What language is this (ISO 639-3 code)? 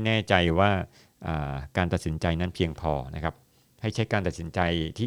tha